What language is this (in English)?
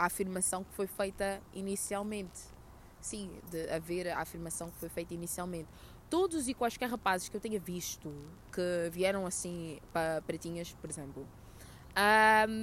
Portuguese